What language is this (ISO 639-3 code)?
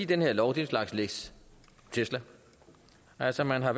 dan